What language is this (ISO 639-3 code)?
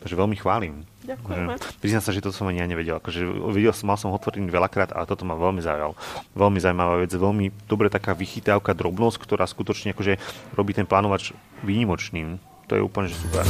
slk